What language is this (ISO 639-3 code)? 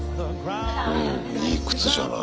jpn